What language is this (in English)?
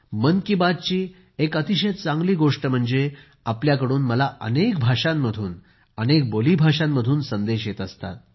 Marathi